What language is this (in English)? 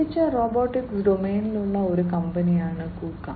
Malayalam